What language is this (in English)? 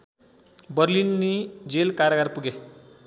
Nepali